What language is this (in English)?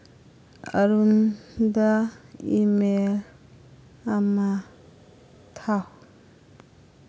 Manipuri